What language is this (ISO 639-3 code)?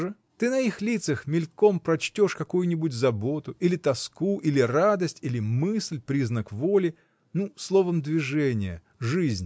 rus